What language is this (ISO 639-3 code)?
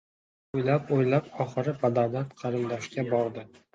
uzb